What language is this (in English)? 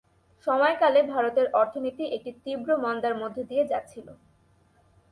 Bangla